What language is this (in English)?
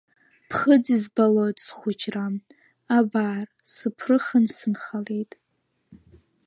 Abkhazian